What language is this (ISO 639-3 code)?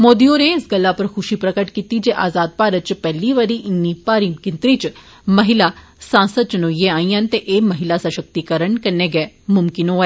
doi